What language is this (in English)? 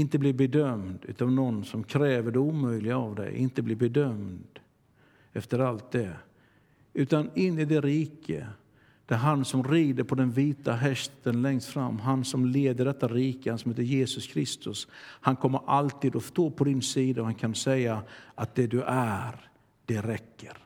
Swedish